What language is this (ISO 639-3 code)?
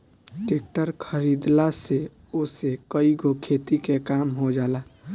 bho